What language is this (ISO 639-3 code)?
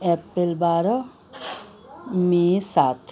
nep